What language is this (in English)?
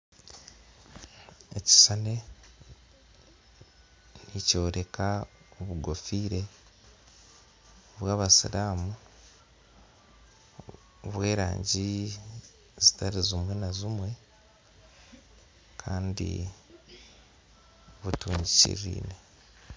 Nyankole